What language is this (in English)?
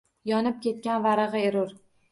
Uzbek